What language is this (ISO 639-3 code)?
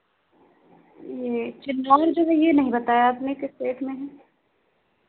hin